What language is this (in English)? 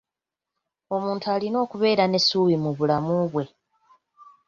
Ganda